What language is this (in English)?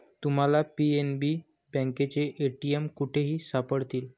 Marathi